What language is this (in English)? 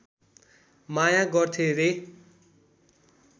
Nepali